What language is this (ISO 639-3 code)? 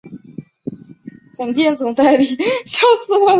zho